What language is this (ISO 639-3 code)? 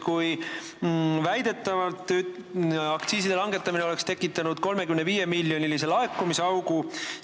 est